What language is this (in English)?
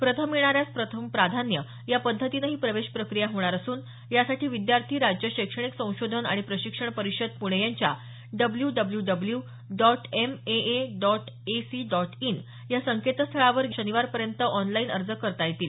Marathi